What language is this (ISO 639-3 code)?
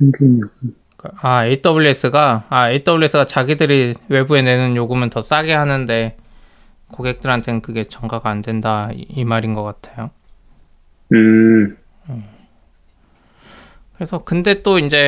kor